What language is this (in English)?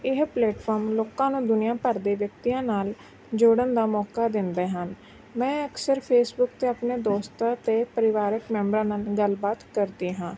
Punjabi